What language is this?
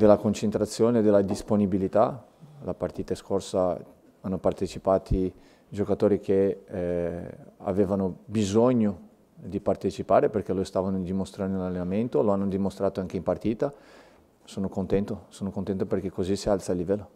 Italian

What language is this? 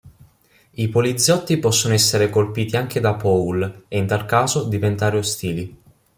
Italian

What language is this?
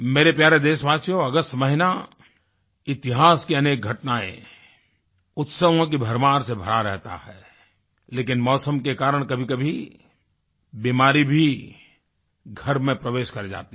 Hindi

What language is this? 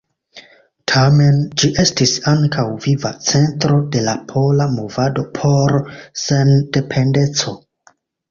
Esperanto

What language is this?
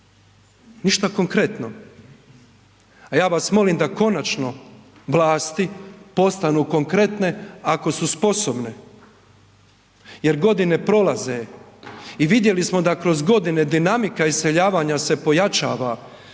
Croatian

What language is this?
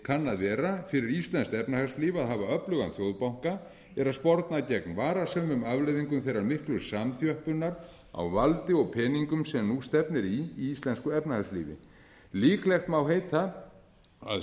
Icelandic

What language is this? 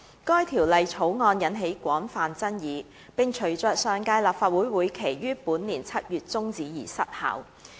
Cantonese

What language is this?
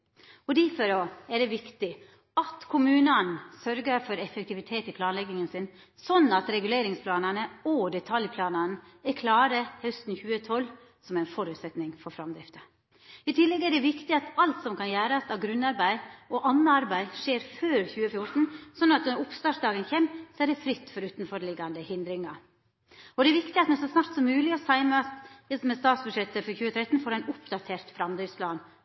Norwegian Nynorsk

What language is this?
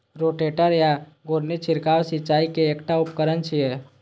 Maithili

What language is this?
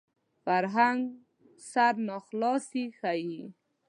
Pashto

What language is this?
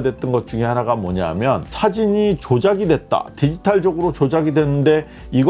Korean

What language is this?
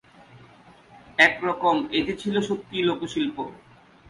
Bangla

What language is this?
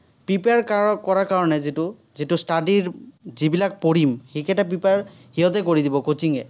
Assamese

